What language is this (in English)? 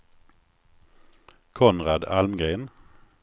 Swedish